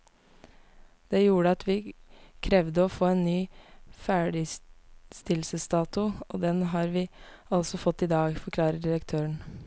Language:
Norwegian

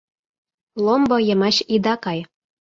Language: Mari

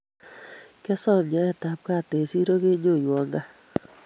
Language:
Kalenjin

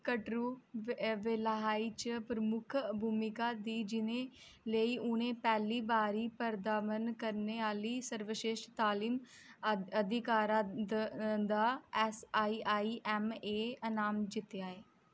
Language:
Dogri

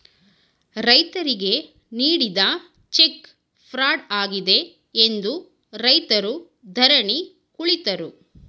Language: Kannada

